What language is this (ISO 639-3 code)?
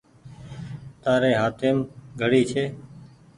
gig